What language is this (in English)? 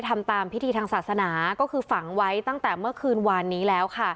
Thai